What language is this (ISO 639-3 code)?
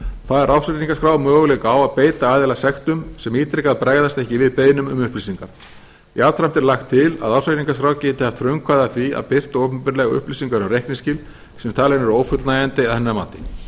isl